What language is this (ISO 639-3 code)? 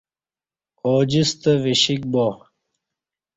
bsh